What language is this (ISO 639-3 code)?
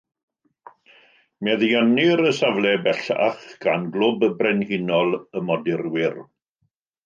cym